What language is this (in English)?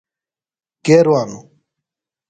Phalura